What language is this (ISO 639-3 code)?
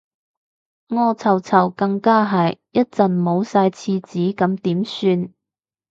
yue